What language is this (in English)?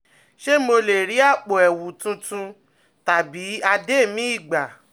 Yoruba